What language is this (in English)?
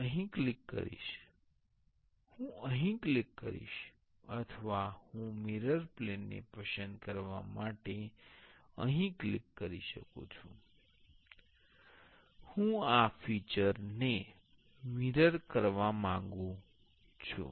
Gujarati